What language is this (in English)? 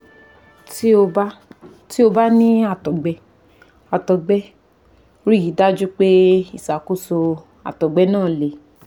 Yoruba